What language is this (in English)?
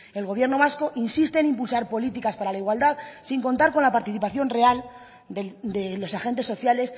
Spanish